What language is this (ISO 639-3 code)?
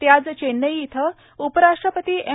mar